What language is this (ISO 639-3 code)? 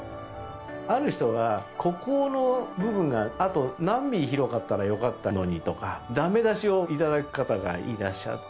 jpn